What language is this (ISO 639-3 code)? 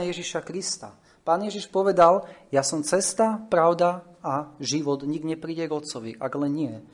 slk